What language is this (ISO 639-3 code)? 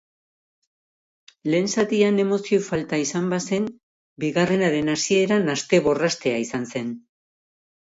eus